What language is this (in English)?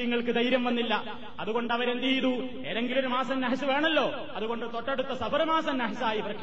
Malayalam